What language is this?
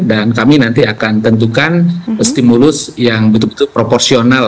Indonesian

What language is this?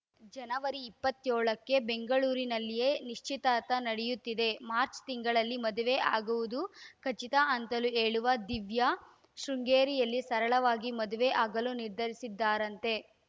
Kannada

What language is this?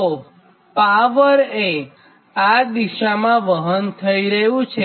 Gujarati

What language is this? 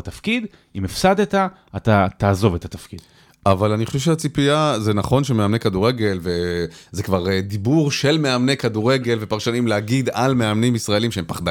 Hebrew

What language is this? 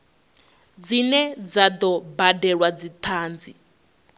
Venda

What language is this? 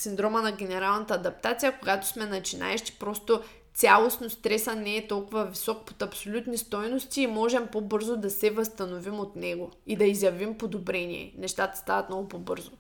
Bulgarian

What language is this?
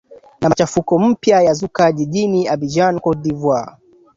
Swahili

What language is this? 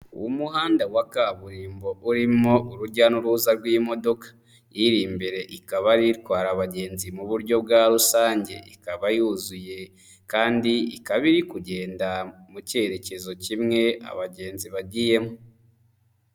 Kinyarwanda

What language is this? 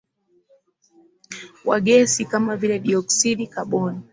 Swahili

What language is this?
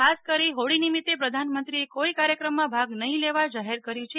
Gujarati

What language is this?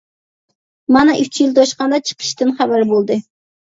Uyghur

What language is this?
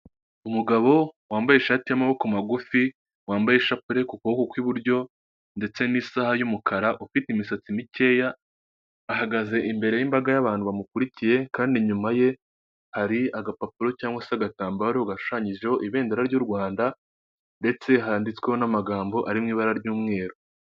Kinyarwanda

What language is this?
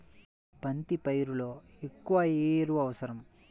Telugu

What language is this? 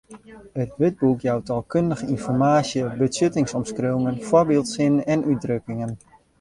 Western Frisian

